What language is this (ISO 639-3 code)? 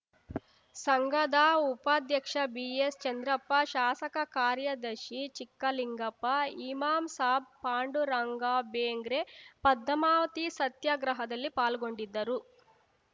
kan